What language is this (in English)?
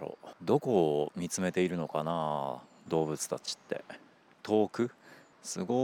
Japanese